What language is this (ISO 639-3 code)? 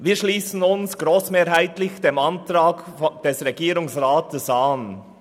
gsw